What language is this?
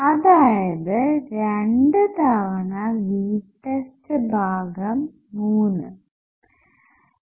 Malayalam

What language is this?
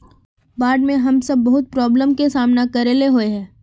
Magahi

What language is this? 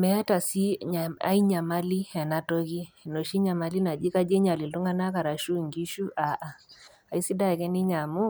Masai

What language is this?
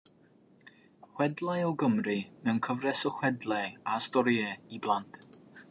Welsh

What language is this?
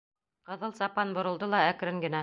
Bashkir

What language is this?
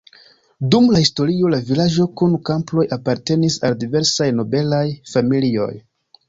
Esperanto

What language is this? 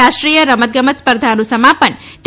Gujarati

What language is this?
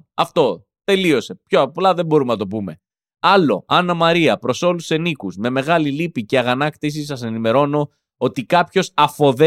Greek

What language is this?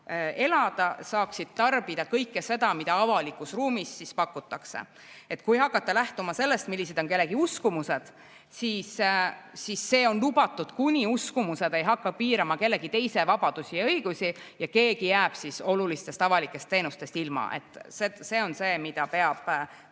Estonian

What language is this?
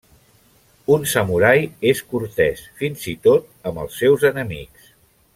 Catalan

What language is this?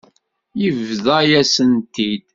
Kabyle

